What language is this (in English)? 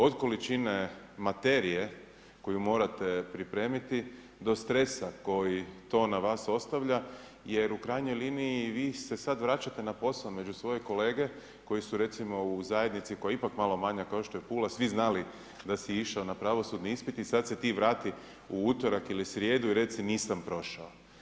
Croatian